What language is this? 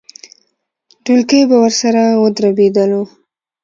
Pashto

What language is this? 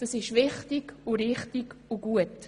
Swiss German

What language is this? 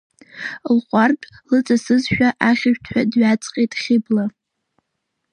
Abkhazian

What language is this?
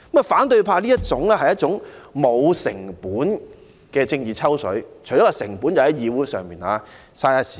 Cantonese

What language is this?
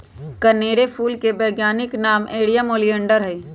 Magahi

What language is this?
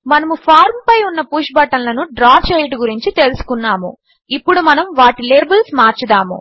Telugu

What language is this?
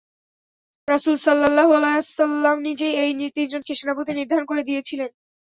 Bangla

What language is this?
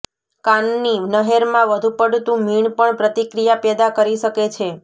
Gujarati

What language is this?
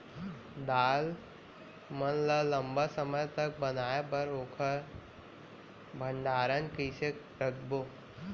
Chhattisgarhi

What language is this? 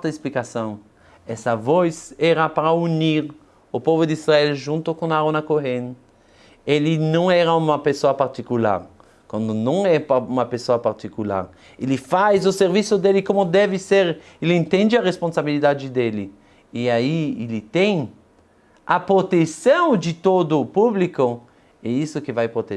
Portuguese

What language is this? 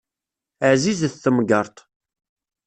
Kabyle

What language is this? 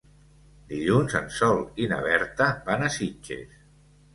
Catalan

